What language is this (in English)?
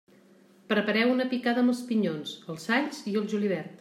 Catalan